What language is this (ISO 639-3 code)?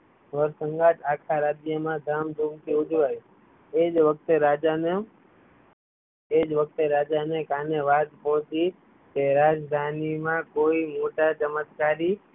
guj